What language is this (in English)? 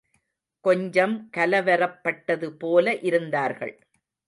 Tamil